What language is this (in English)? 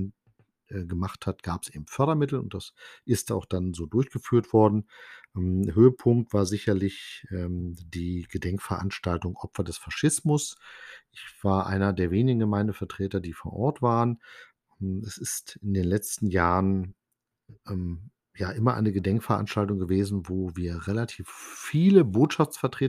German